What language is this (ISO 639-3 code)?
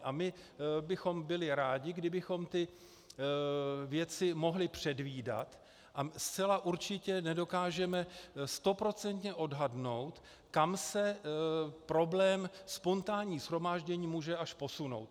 ces